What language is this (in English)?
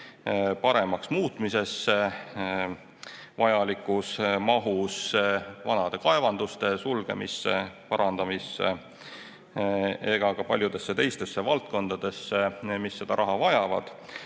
Estonian